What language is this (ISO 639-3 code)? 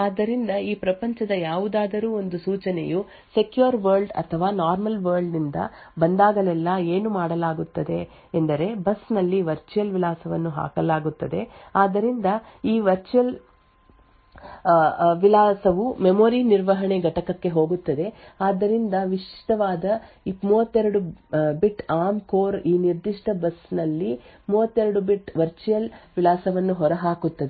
kan